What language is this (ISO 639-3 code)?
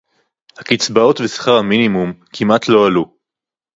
heb